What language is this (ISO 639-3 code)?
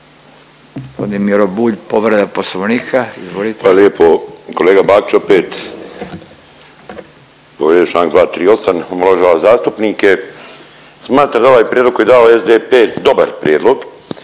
hrv